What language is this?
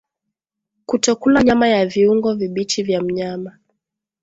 Swahili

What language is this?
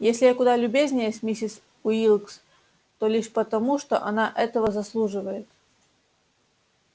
Russian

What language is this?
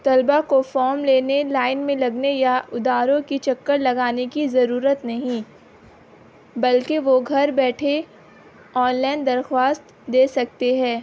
Urdu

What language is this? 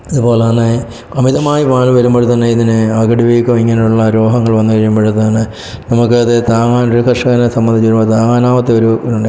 Malayalam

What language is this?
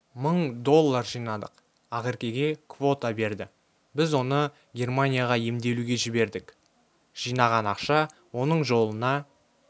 Kazakh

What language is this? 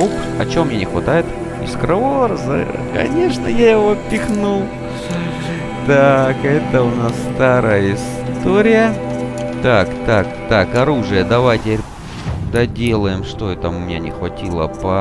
Russian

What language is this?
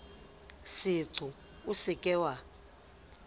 Southern Sotho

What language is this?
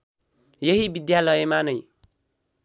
Nepali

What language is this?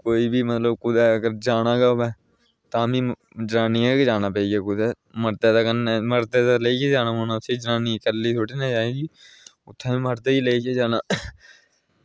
Dogri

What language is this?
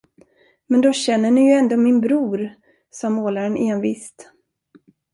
Swedish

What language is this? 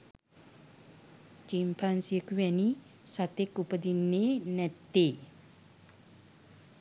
Sinhala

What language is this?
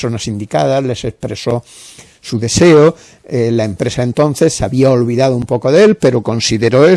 Spanish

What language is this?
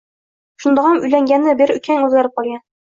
Uzbek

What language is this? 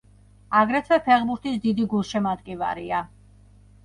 Georgian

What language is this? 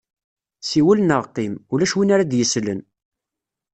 Kabyle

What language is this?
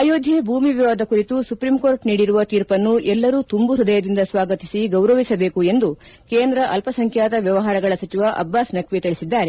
Kannada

